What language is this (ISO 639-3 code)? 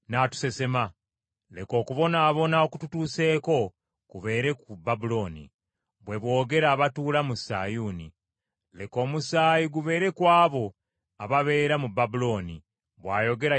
lug